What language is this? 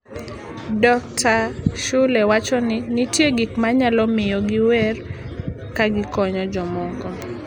Luo (Kenya and Tanzania)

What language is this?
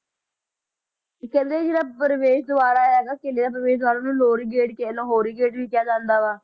Punjabi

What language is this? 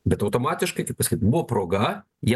Lithuanian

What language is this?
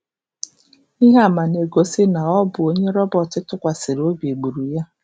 Igbo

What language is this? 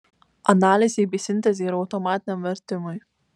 Lithuanian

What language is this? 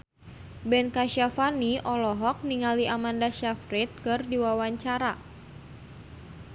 Sundanese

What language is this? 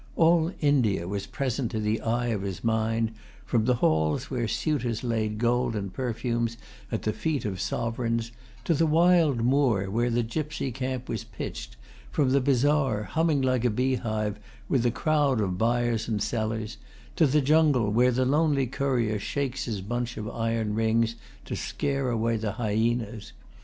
English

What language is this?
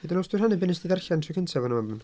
Welsh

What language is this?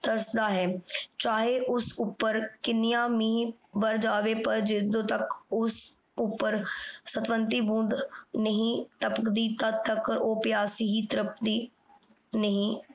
Punjabi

